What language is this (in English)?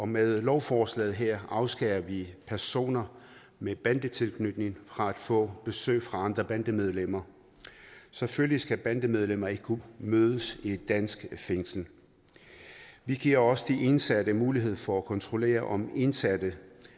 Danish